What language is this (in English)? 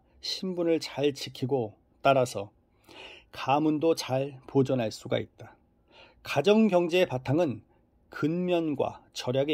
Korean